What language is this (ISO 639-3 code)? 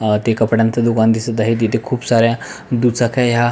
mar